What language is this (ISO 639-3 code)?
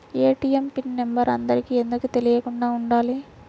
tel